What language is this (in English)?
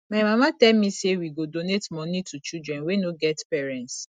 Nigerian Pidgin